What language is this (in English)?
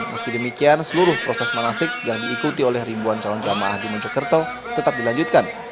Indonesian